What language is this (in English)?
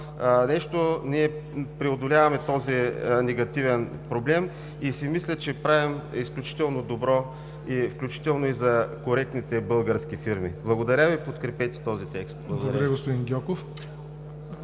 Bulgarian